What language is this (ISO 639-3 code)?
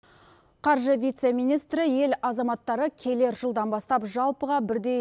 kaz